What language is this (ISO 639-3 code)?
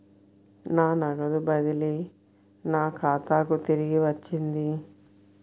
tel